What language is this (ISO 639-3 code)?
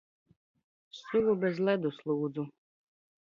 lav